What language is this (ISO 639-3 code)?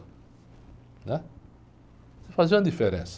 por